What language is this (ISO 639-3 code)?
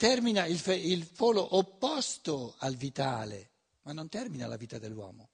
ita